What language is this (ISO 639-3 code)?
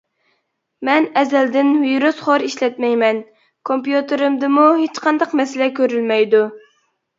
uig